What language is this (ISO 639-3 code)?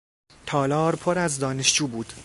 fas